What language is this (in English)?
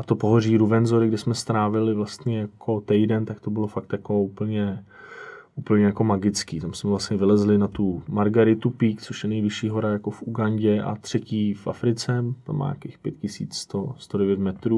Czech